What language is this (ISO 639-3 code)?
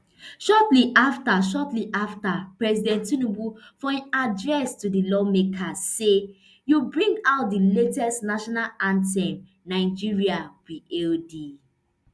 pcm